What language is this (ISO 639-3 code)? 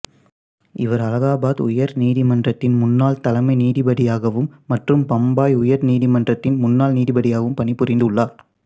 tam